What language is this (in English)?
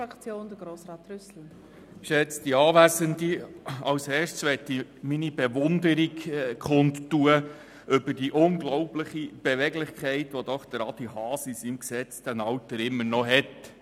Swiss German